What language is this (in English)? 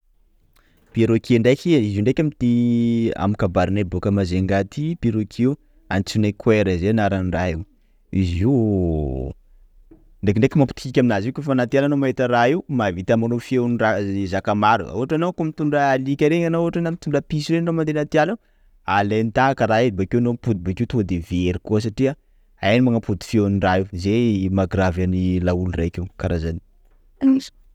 Sakalava Malagasy